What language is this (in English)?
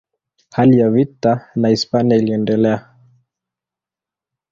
Swahili